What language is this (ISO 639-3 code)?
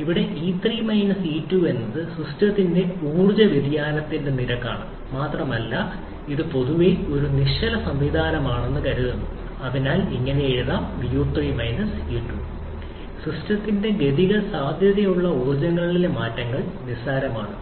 mal